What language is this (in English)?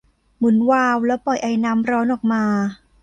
Thai